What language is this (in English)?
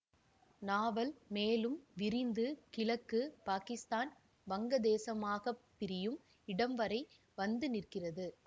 Tamil